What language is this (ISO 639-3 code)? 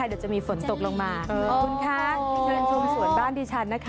tha